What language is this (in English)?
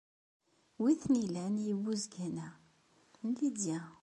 Kabyle